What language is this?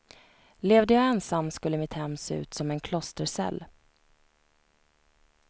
Swedish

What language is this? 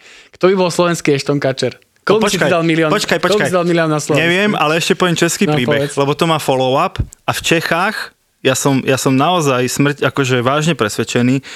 Slovak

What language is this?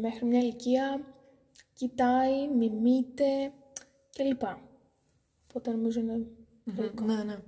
Greek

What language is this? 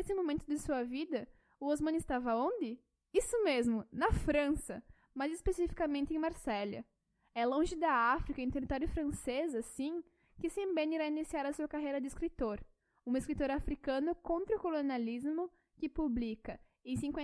Portuguese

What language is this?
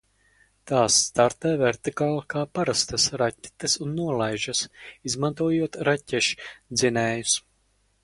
Latvian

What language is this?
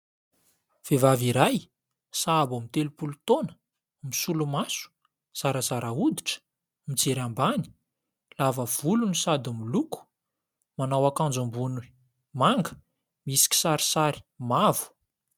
Malagasy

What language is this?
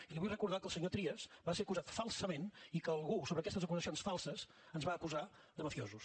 Catalan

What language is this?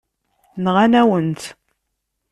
Kabyle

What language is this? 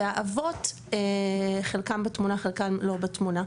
Hebrew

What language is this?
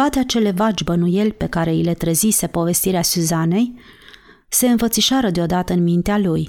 Romanian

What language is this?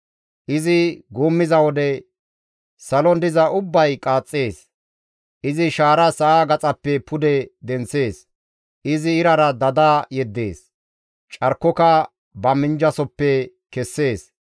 Gamo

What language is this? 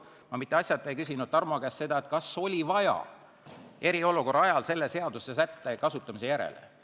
Estonian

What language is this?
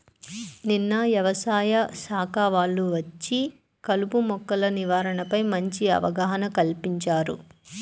Telugu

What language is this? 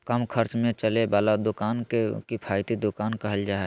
Magahi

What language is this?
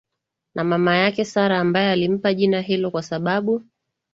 Swahili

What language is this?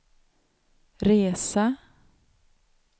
Swedish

